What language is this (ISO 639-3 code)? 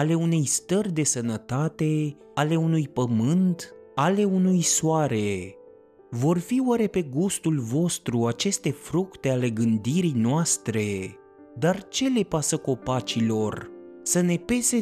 ron